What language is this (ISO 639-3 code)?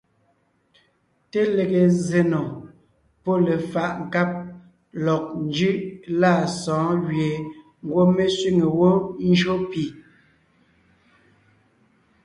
nnh